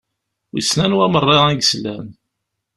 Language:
Kabyle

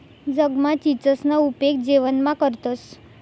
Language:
Marathi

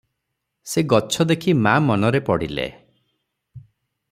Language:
Odia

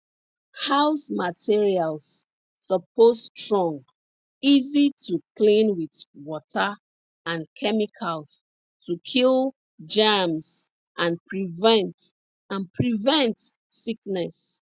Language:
Nigerian Pidgin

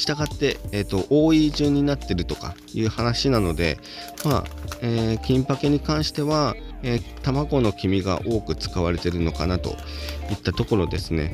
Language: Japanese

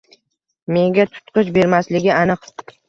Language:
Uzbek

